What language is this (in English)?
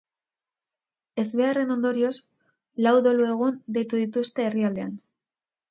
Basque